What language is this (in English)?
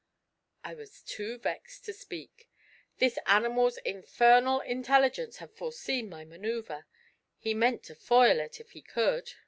English